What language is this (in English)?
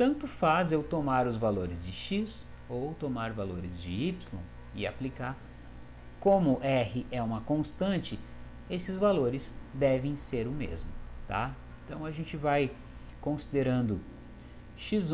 Portuguese